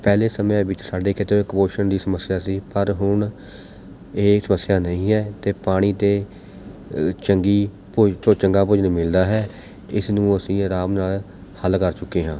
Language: Punjabi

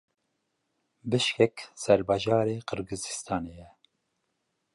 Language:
Kurdish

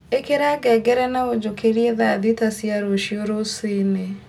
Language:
Kikuyu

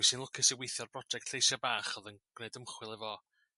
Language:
Welsh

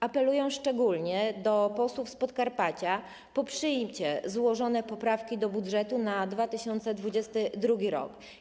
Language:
Polish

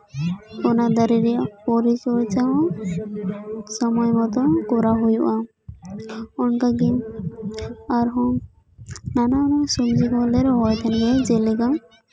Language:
Santali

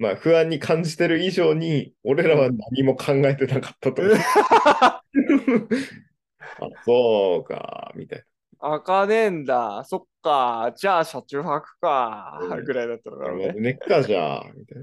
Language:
Japanese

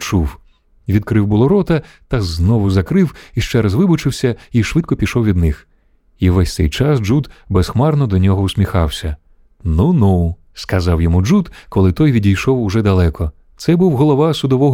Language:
Ukrainian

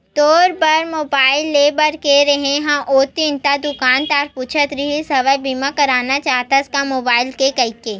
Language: Chhattisgarhi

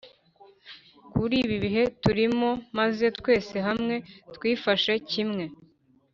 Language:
Kinyarwanda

